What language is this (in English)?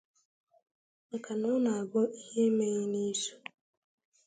Igbo